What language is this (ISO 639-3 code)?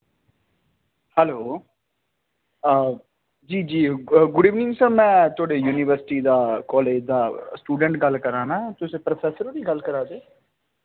doi